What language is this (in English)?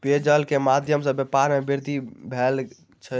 Maithili